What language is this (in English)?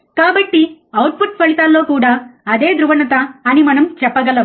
Telugu